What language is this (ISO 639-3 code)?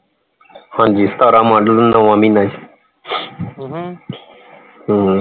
pan